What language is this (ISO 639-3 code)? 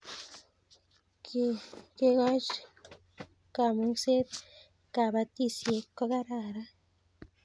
kln